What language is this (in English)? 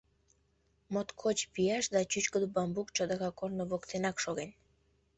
Mari